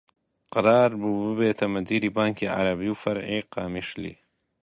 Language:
Central Kurdish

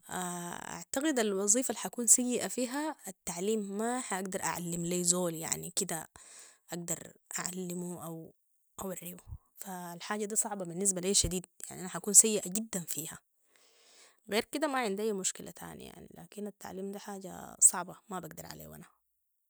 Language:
Sudanese Arabic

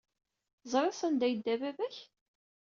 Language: Kabyle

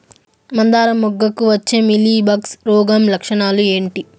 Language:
Telugu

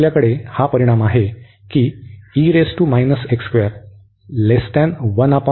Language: Marathi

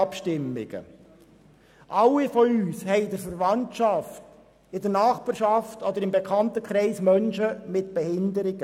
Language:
Swiss German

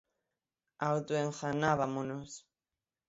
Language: Galician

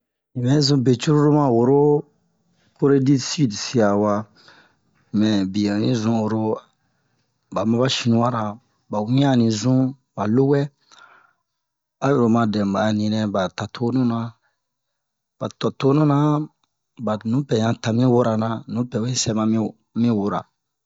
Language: Bomu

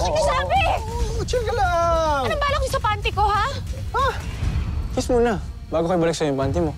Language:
Filipino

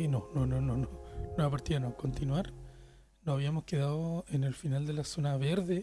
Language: Spanish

